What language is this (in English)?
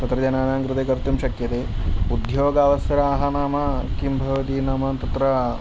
Sanskrit